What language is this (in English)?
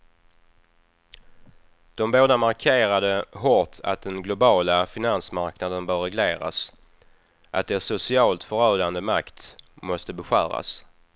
Swedish